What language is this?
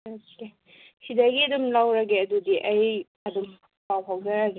Manipuri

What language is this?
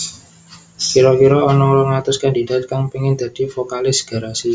Javanese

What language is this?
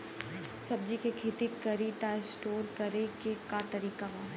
Bhojpuri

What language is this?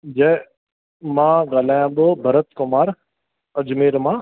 Sindhi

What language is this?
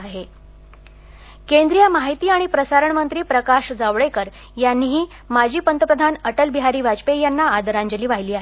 Marathi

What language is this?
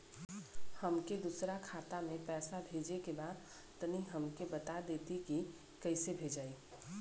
Bhojpuri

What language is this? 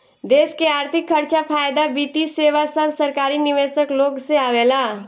Bhojpuri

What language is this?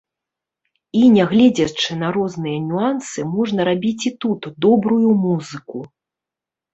Belarusian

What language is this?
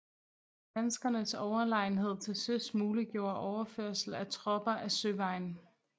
Danish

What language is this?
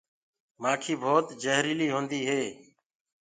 Gurgula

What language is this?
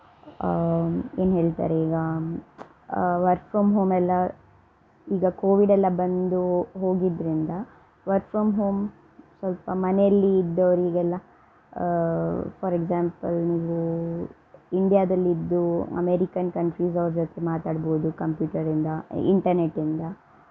Kannada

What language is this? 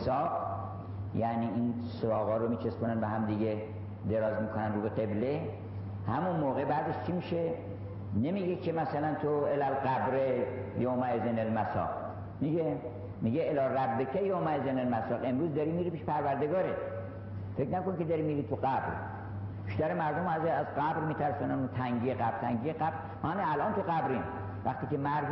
Persian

